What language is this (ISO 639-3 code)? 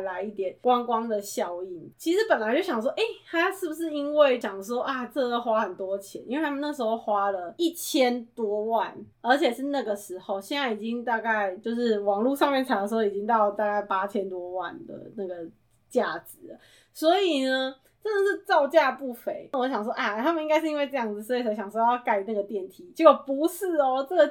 zho